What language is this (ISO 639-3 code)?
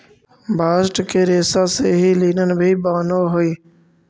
mag